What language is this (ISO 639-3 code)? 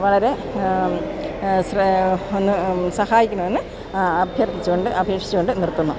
mal